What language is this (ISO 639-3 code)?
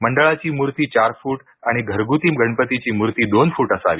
mar